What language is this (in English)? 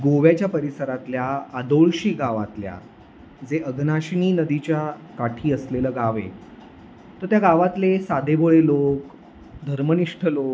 Marathi